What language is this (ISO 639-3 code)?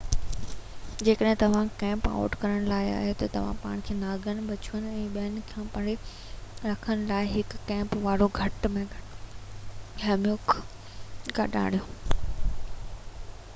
snd